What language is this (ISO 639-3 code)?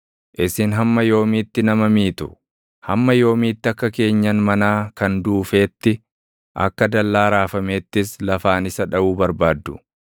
orm